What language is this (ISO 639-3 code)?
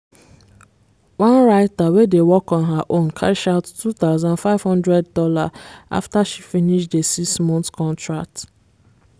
pcm